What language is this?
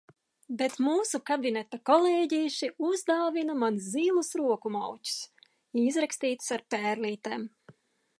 Latvian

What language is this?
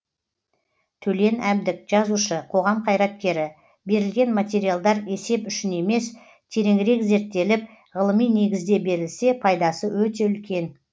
Kazakh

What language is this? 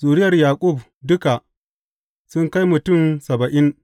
Hausa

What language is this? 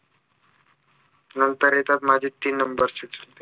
Marathi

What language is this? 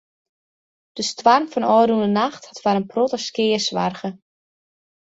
Western Frisian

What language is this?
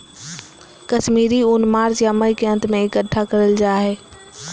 Magahi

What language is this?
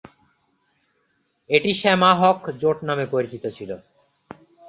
Bangla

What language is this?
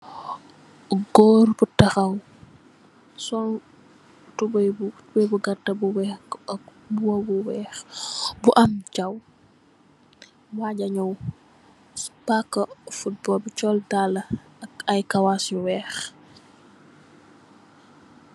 Wolof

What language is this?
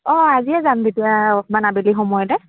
Assamese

